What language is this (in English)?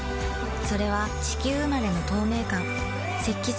Japanese